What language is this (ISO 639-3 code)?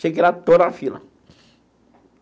por